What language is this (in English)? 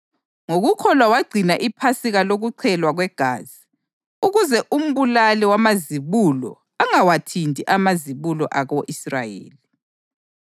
North Ndebele